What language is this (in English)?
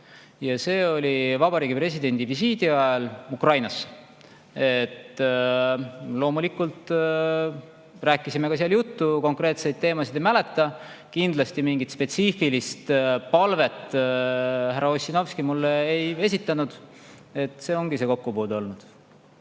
Estonian